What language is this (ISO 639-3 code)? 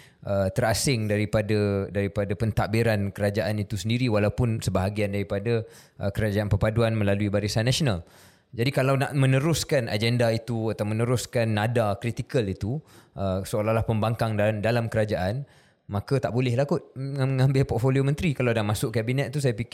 msa